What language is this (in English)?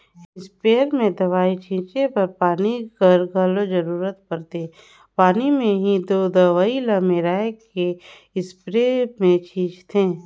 Chhattisgarhi